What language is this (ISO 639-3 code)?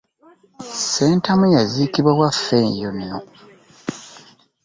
lug